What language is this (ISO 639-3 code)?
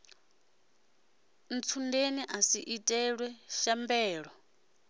ven